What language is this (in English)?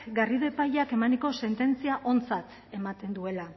Basque